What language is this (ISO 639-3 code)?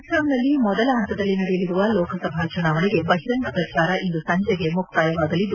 kan